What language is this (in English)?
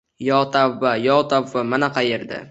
Uzbek